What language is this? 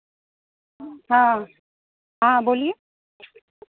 Hindi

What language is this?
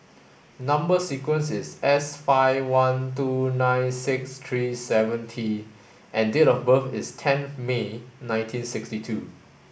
English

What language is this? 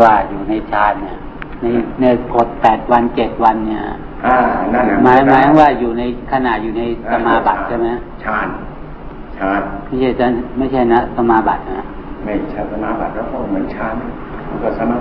Thai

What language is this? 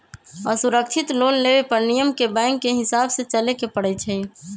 Magahi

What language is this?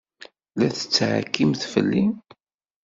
Kabyle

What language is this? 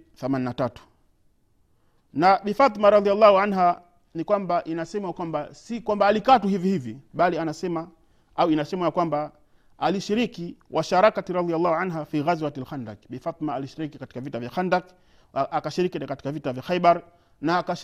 Swahili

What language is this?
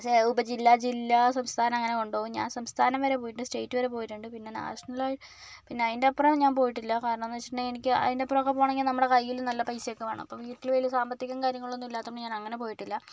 Malayalam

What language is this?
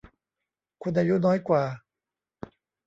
Thai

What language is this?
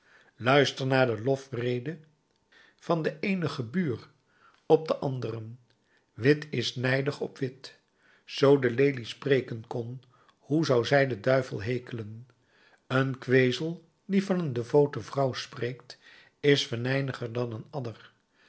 Dutch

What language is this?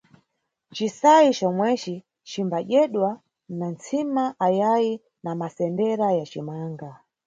Nyungwe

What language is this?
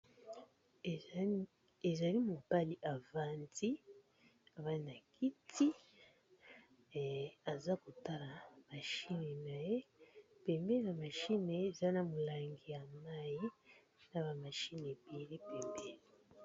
Lingala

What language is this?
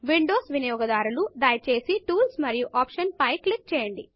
Telugu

